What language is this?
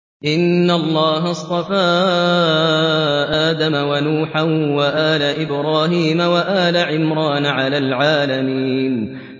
Arabic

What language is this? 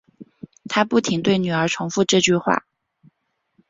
Chinese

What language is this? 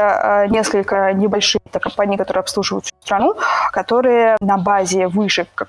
Russian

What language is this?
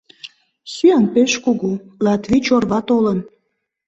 Mari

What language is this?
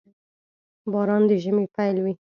Pashto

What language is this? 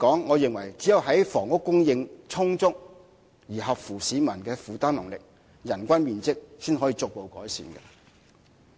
Cantonese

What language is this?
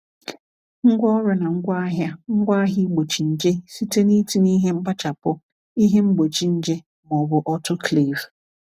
Igbo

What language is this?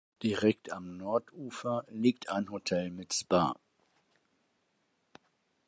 German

